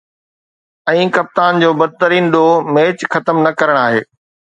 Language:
Sindhi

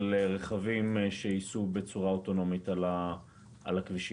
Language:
Hebrew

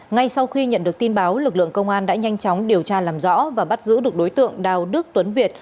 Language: Vietnamese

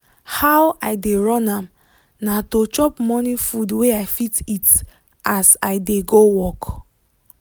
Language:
Nigerian Pidgin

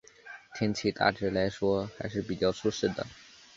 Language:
Chinese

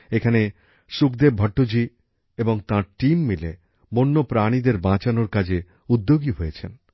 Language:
Bangla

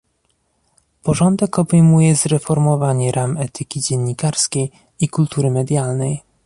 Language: Polish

